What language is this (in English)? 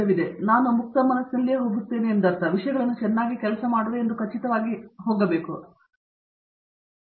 Kannada